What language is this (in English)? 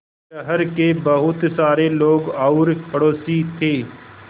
Hindi